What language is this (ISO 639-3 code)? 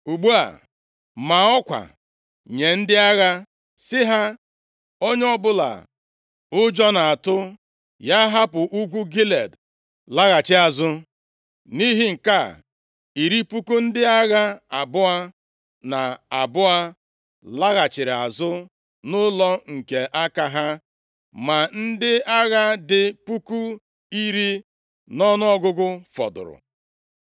ibo